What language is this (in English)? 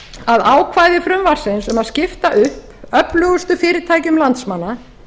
Icelandic